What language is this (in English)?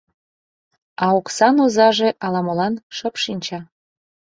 Mari